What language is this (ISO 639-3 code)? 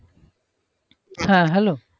ben